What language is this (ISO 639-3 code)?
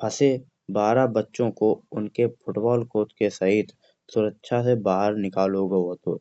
bjj